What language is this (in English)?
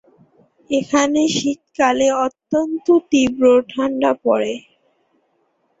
Bangla